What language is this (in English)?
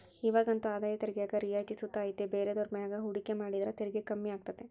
Kannada